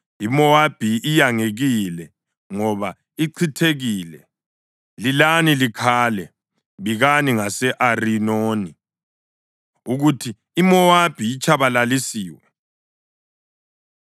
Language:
North Ndebele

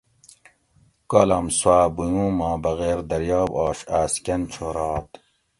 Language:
Gawri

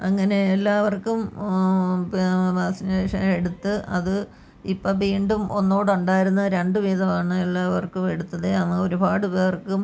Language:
Malayalam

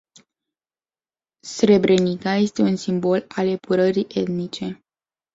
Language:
Romanian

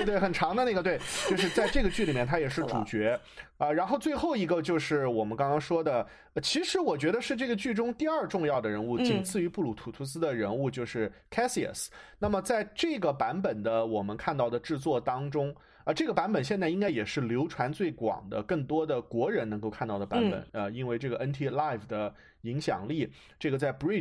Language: Chinese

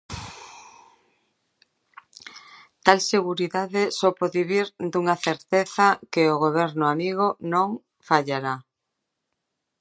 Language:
Galician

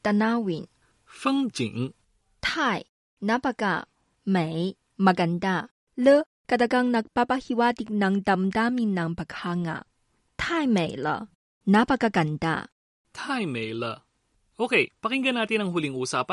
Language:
Filipino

